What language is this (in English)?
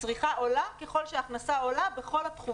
Hebrew